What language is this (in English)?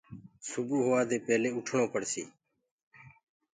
Gurgula